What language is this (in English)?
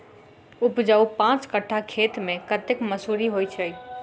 Maithili